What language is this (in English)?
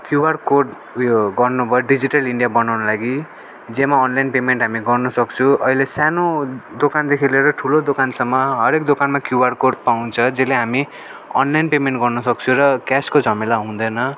Nepali